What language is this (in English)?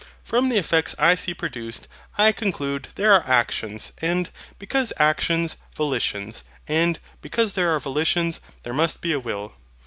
English